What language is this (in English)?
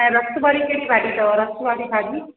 Sindhi